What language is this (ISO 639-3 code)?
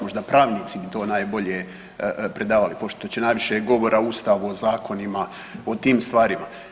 hrv